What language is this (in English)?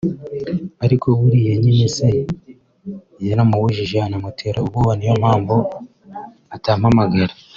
Kinyarwanda